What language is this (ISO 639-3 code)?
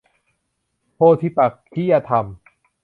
tha